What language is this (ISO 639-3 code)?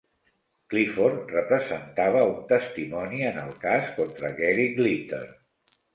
cat